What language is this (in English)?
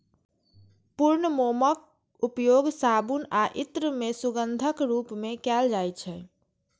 Maithili